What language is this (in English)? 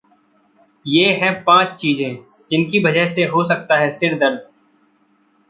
Hindi